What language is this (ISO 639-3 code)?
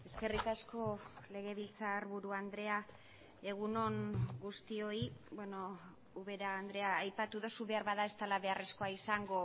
eus